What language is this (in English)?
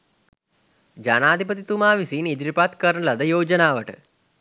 Sinhala